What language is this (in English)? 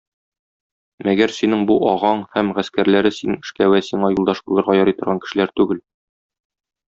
Tatar